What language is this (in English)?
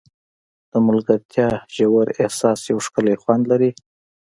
Pashto